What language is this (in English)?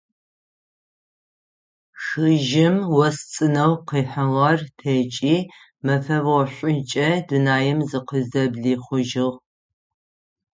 Adyghe